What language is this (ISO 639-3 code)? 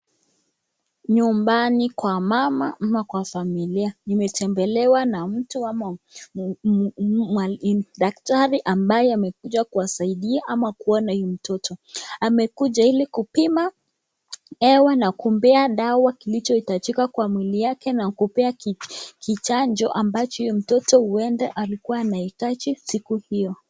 swa